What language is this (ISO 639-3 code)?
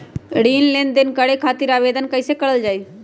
mag